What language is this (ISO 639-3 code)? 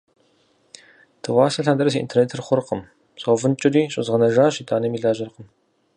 kbd